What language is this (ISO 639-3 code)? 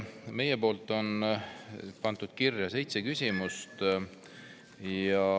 est